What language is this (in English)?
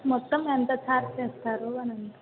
Telugu